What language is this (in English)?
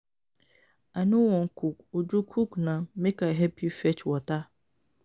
Nigerian Pidgin